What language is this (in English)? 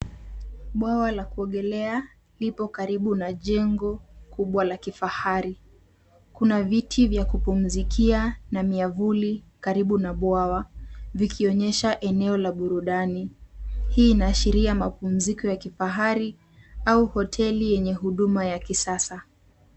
Swahili